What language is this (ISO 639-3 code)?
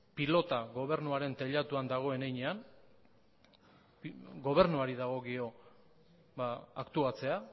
eus